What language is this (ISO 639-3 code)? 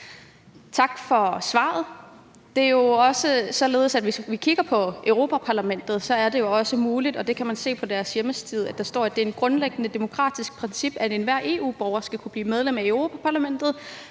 dan